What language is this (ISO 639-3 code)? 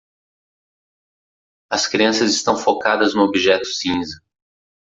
por